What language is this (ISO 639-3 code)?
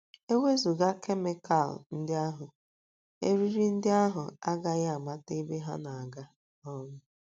ibo